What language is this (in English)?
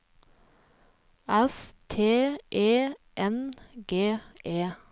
Norwegian